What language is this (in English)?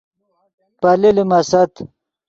Yidgha